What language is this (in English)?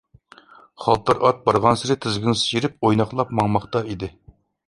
Uyghur